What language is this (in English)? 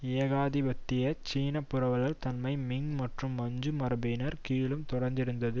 Tamil